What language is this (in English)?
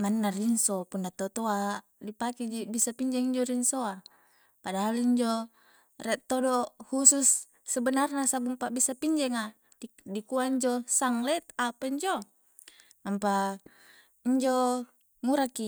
Coastal Konjo